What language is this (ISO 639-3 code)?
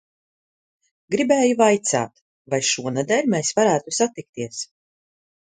lav